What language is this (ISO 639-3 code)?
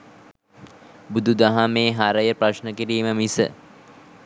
sin